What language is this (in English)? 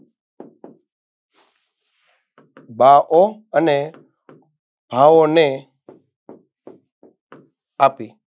Gujarati